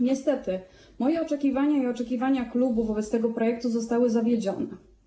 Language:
Polish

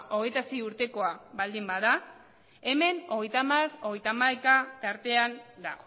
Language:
Basque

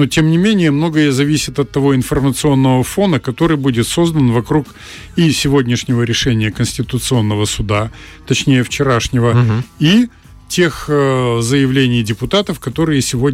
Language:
Russian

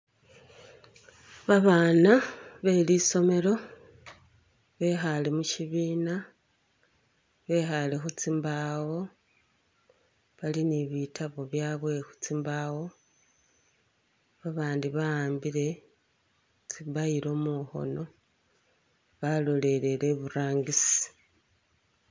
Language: Masaaba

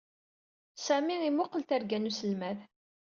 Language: Kabyle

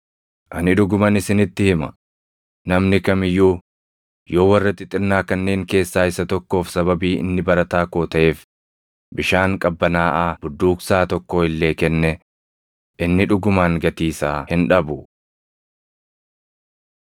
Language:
Oromo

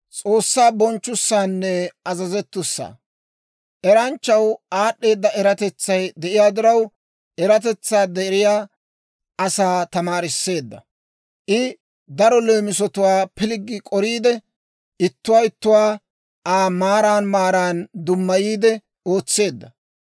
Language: Dawro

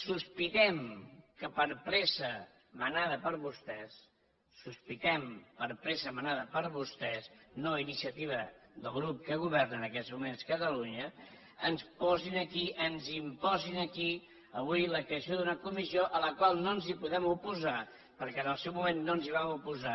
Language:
Catalan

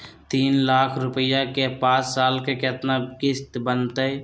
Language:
Magahi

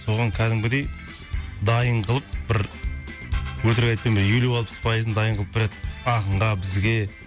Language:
Kazakh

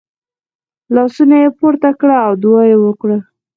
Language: Pashto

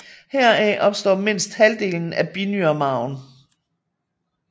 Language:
Danish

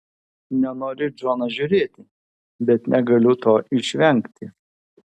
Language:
Lithuanian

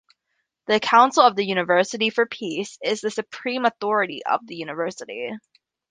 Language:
English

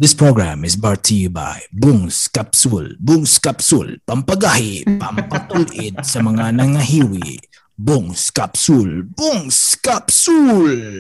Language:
Filipino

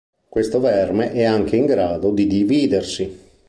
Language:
Italian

